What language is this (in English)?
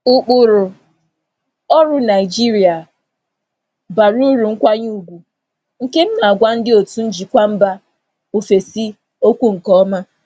Igbo